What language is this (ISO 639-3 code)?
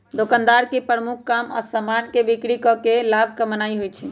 mag